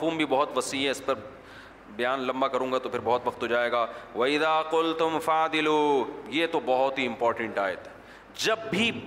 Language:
Urdu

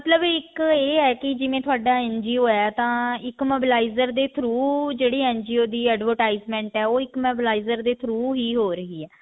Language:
Punjabi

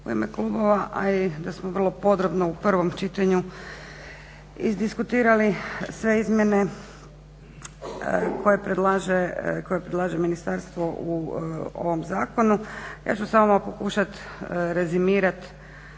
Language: Croatian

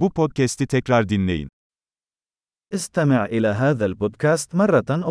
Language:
Turkish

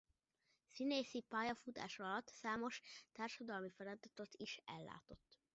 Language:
Hungarian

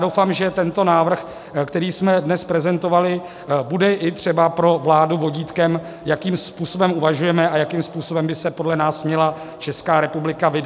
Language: Czech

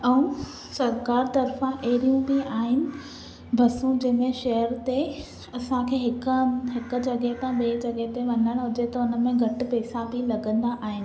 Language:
Sindhi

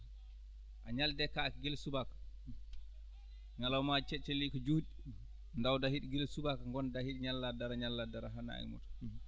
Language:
Fula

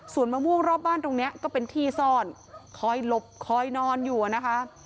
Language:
Thai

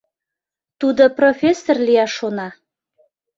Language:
Mari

